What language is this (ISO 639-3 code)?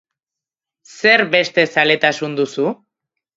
eus